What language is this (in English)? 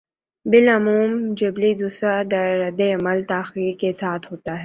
Urdu